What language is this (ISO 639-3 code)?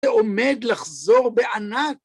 heb